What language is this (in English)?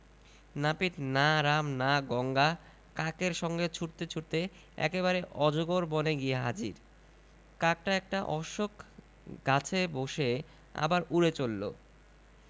Bangla